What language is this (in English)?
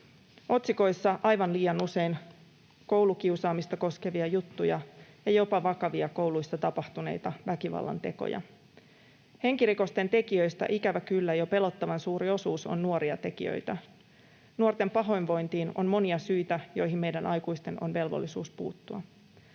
Finnish